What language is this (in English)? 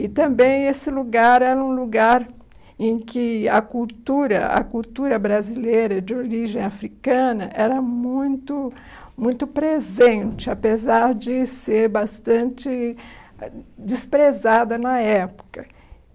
Portuguese